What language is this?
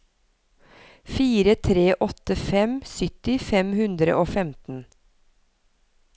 Norwegian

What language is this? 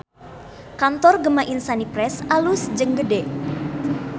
Sundanese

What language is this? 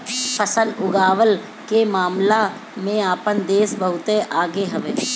Bhojpuri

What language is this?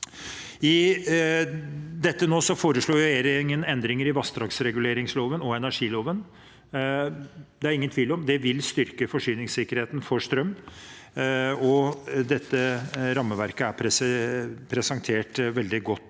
Norwegian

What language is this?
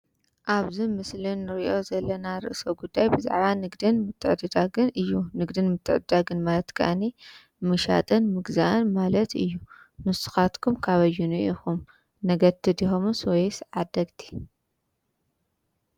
Tigrinya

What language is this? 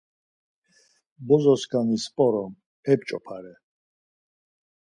Laz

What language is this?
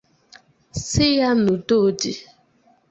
Igbo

